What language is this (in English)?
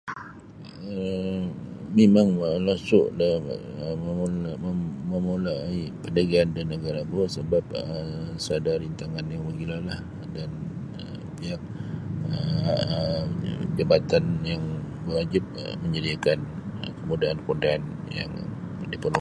Sabah Bisaya